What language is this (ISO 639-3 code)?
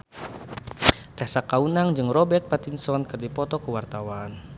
sun